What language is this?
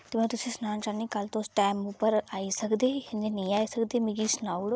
Dogri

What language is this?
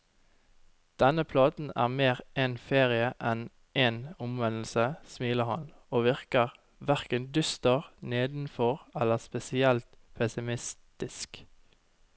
Norwegian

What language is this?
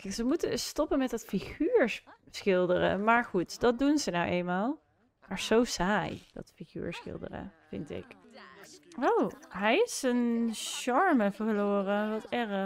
Dutch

